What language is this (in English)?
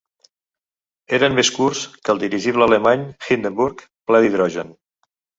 Catalan